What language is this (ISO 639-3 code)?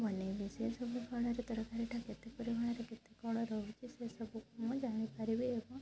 ori